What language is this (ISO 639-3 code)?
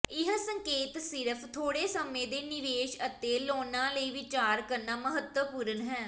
pan